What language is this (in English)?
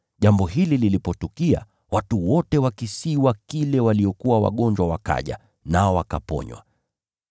Swahili